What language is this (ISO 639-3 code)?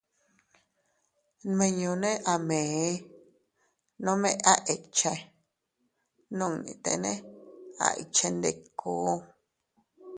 cut